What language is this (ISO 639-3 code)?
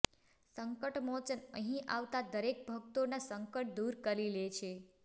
guj